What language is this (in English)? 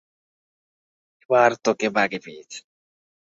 Bangla